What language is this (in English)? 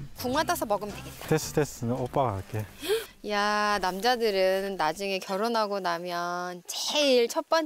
Korean